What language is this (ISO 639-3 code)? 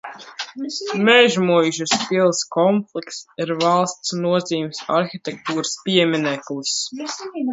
lav